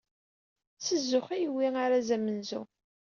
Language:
Kabyle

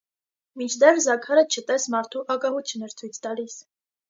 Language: Armenian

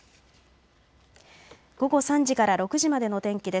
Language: Japanese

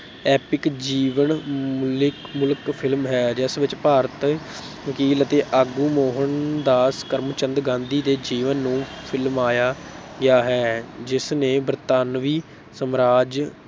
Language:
Punjabi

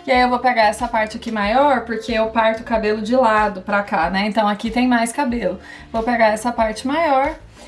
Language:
Portuguese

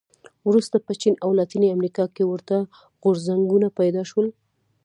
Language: Pashto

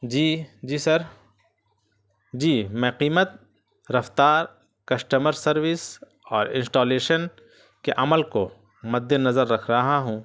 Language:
Urdu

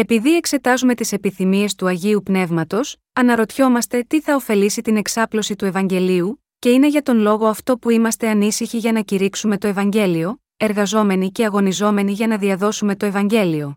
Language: Greek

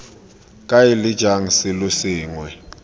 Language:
Tswana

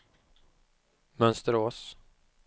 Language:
Swedish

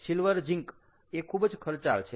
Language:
Gujarati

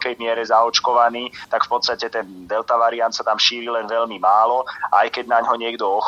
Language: Slovak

